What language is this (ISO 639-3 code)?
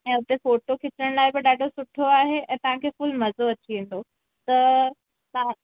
snd